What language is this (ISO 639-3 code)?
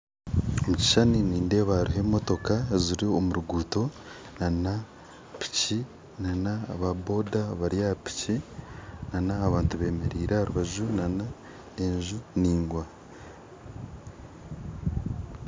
nyn